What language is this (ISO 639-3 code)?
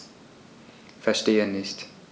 deu